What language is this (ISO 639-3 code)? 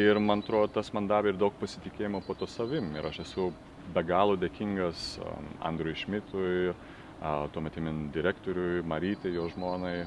lit